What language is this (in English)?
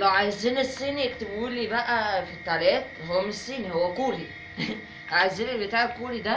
Arabic